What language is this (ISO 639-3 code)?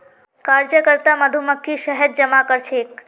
mag